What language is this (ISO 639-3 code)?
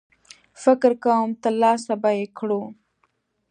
pus